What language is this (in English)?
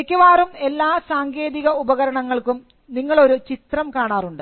Malayalam